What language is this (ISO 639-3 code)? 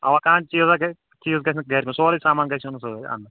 kas